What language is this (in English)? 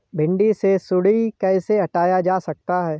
Hindi